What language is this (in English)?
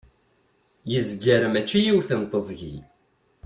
Kabyle